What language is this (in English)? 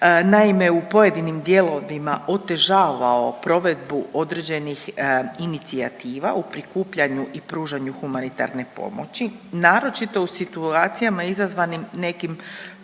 Croatian